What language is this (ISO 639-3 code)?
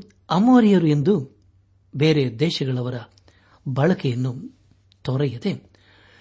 kan